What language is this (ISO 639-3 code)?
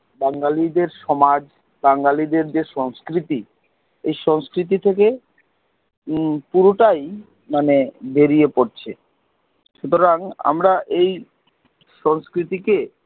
ben